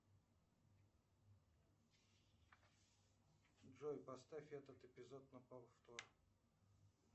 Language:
Russian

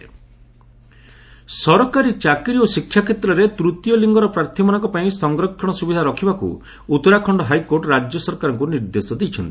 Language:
Odia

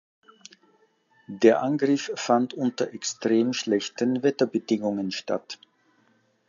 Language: German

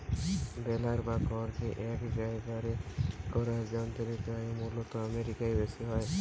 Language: Bangla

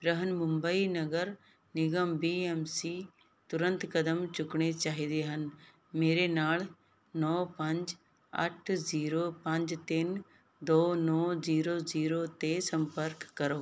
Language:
Punjabi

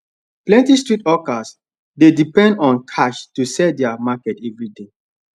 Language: Nigerian Pidgin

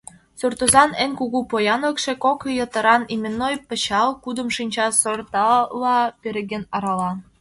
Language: Mari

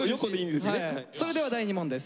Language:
Japanese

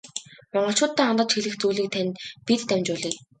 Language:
Mongolian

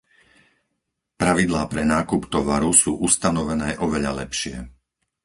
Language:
Slovak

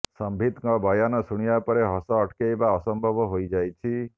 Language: Odia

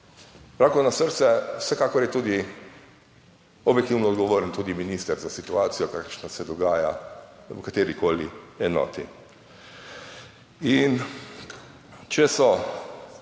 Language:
Slovenian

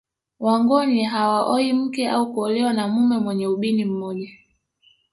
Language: Swahili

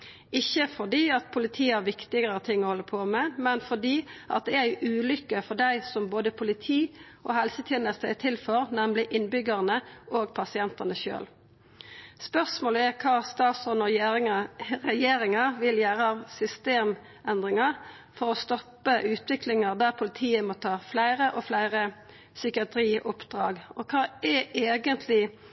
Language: Norwegian Nynorsk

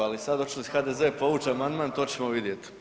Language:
Croatian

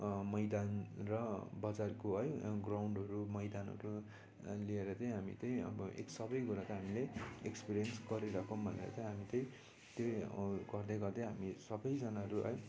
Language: Nepali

